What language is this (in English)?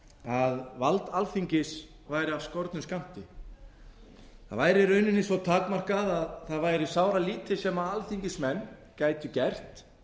Icelandic